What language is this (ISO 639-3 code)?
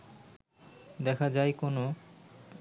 ben